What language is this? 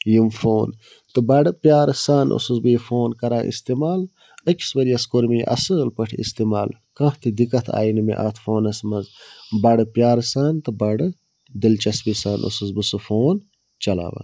Kashmiri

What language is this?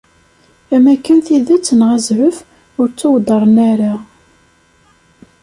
Kabyle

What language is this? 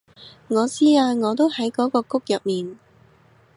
Cantonese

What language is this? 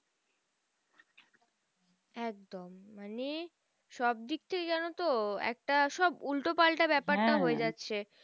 Bangla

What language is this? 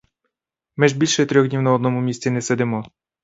Ukrainian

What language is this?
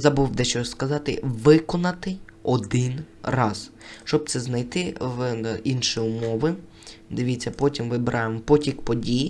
Ukrainian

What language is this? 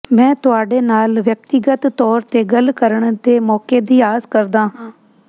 Punjabi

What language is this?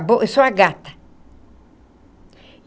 Portuguese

